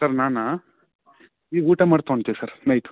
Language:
Kannada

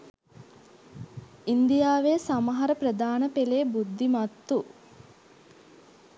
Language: Sinhala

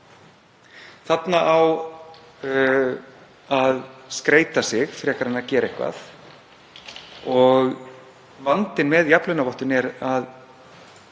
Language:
Icelandic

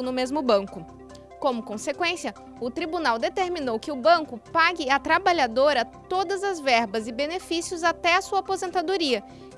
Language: Portuguese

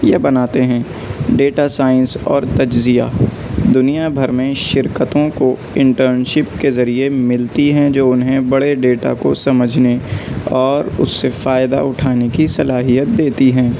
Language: Urdu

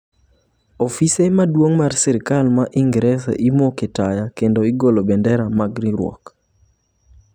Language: Luo (Kenya and Tanzania)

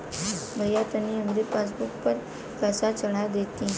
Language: Bhojpuri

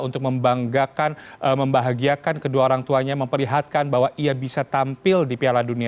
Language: Indonesian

